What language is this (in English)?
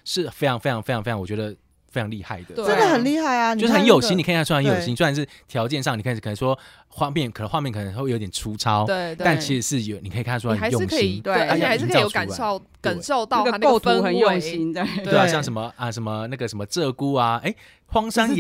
Chinese